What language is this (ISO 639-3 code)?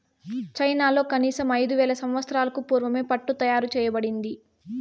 tel